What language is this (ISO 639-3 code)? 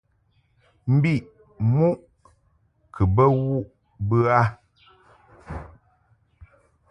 mhk